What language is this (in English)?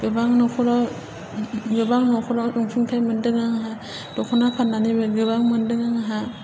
Bodo